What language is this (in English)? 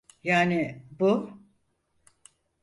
Turkish